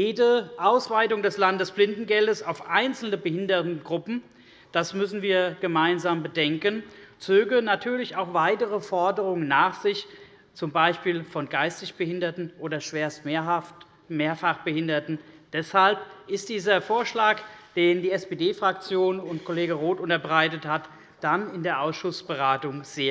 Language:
German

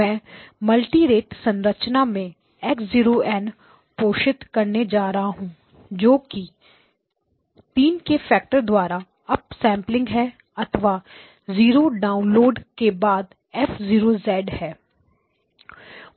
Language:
Hindi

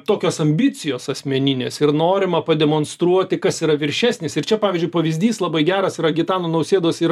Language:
Lithuanian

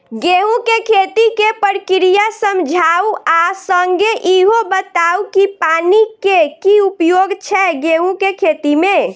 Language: Maithili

